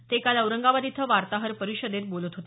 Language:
Marathi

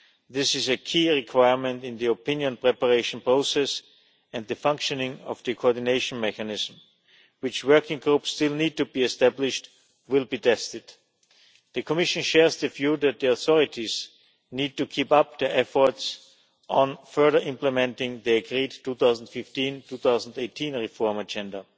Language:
English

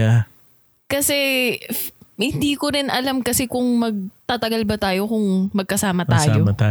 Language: Filipino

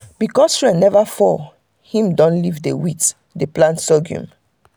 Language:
Nigerian Pidgin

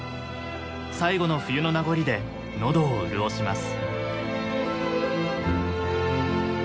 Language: Japanese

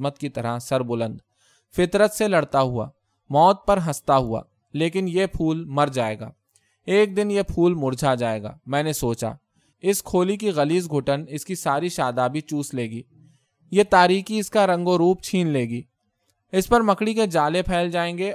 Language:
Urdu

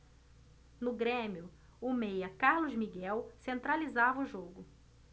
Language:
Portuguese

